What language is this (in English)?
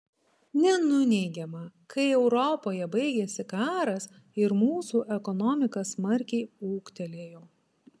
Lithuanian